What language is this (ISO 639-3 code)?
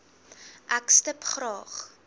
afr